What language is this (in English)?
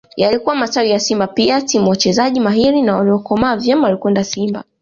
Swahili